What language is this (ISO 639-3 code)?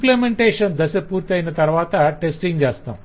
tel